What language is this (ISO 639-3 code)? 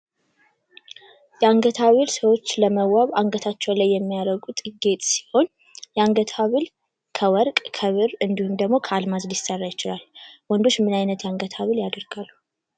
amh